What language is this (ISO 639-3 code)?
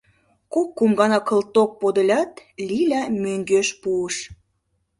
chm